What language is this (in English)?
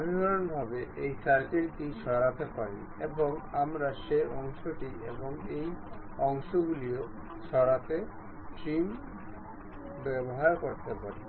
Bangla